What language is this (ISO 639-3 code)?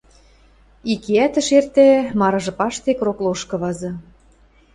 mrj